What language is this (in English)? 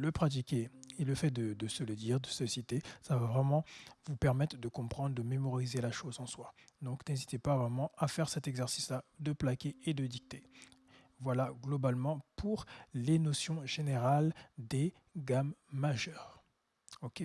French